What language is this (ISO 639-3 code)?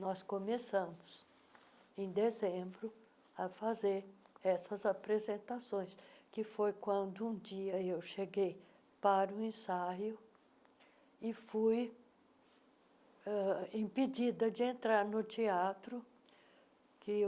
por